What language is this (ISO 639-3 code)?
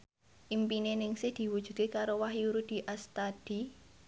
jav